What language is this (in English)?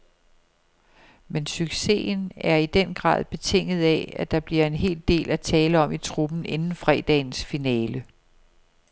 Danish